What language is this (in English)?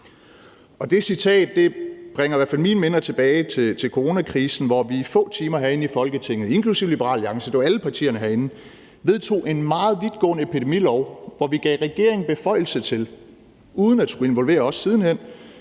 Danish